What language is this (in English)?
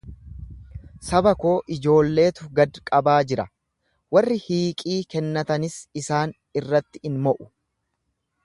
Oromo